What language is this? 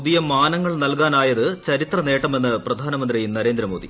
Malayalam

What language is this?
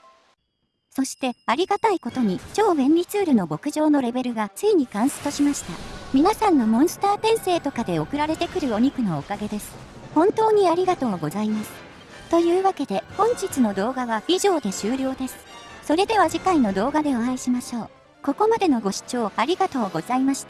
Japanese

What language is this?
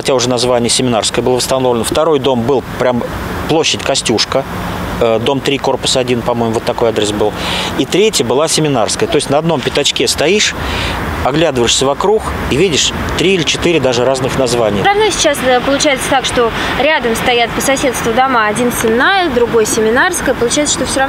Russian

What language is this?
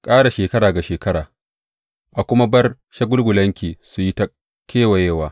Hausa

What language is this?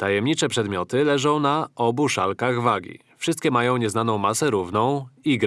Polish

